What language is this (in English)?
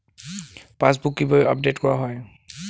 Bangla